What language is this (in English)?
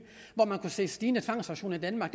Danish